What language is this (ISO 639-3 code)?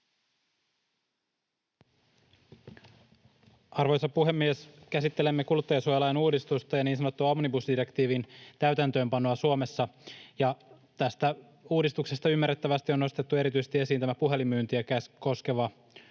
fin